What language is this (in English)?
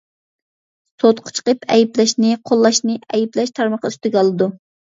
Uyghur